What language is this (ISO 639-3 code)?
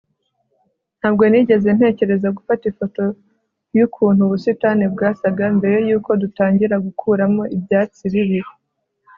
kin